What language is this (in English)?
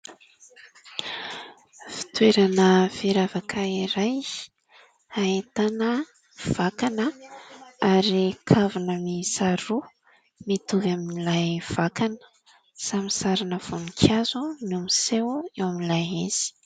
Malagasy